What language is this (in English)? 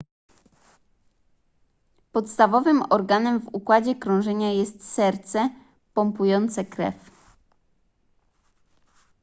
Polish